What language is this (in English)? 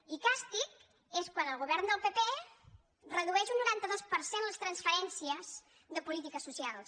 Catalan